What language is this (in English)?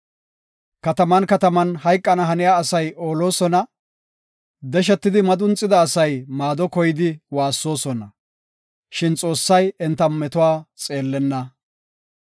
Gofa